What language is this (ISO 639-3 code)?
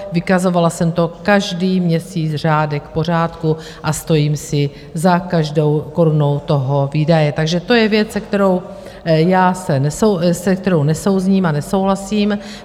ces